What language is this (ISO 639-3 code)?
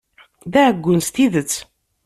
kab